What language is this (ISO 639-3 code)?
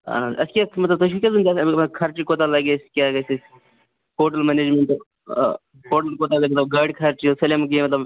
kas